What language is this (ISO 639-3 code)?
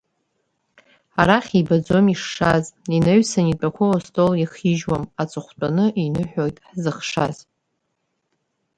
abk